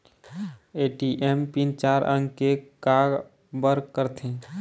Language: Chhattisgarhi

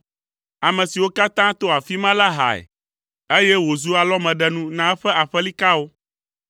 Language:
Ewe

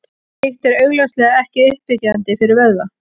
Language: Icelandic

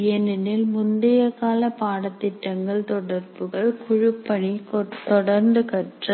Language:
Tamil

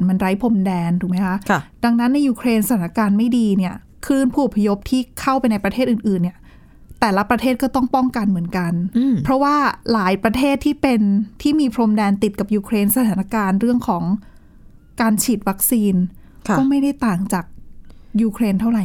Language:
Thai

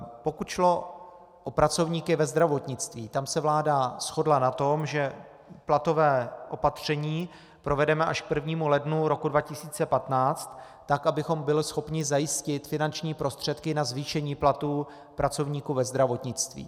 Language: Czech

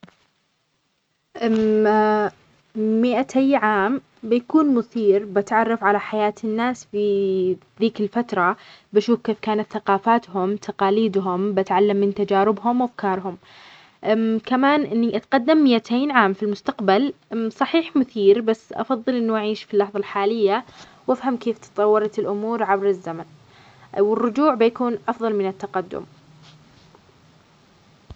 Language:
Omani Arabic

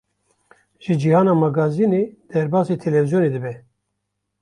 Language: Kurdish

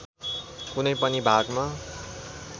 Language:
Nepali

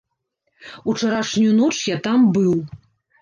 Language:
Belarusian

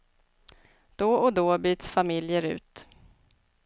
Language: Swedish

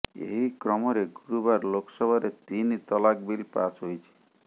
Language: Odia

